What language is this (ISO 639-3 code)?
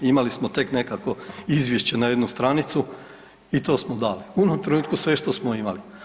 hrv